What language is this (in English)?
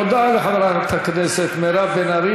Hebrew